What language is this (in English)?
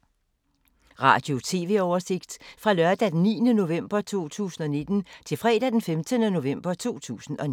Danish